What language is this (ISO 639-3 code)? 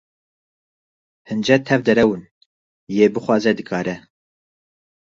kur